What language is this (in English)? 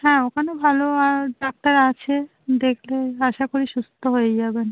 Bangla